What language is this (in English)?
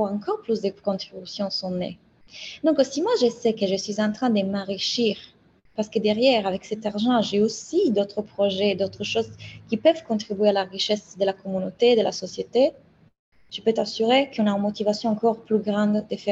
French